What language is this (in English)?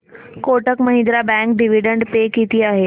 Marathi